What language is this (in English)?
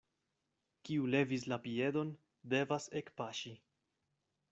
Esperanto